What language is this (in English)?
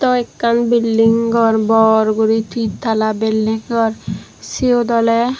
Chakma